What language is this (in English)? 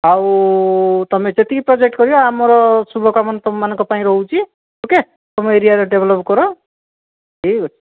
Odia